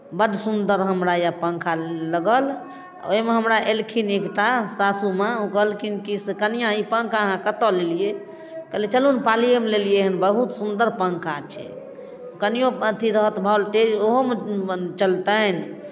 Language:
Maithili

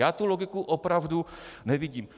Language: Czech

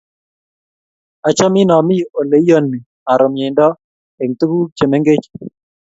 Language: Kalenjin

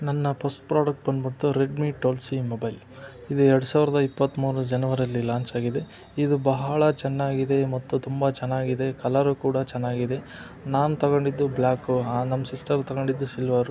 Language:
Kannada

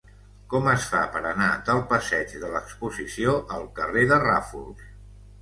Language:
Catalan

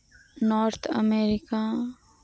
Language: Santali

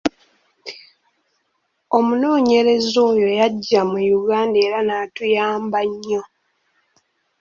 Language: Ganda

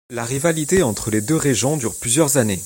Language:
French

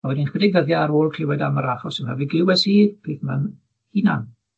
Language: Welsh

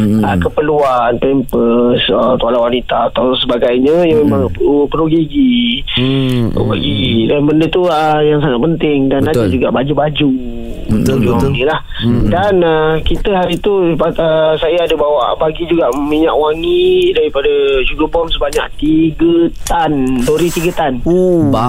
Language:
Malay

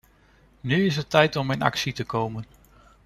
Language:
Dutch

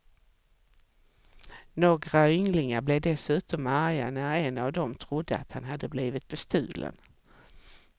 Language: Swedish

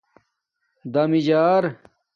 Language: Domaaki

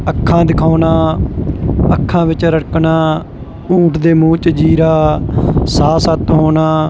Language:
Punjabi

